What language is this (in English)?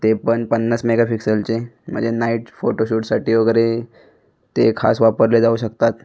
Marathi